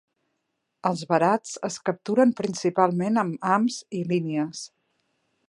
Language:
Catalan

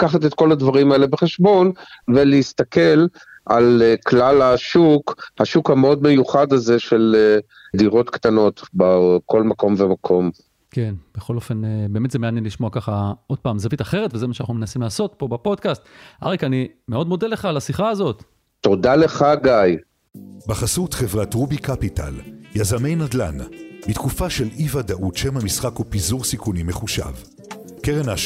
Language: Hebrew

